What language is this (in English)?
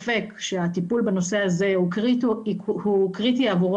Hebrew